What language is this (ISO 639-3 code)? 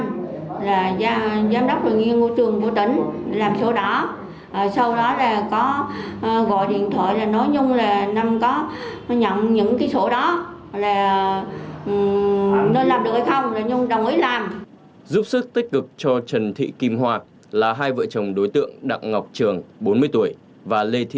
vie